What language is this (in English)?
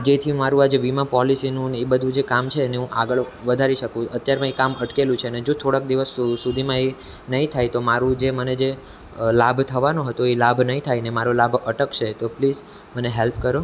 Gujarati